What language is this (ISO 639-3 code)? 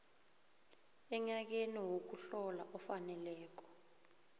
nbl